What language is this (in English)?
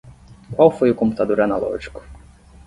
Portuguese